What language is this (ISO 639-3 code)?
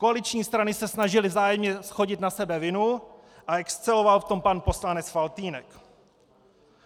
ces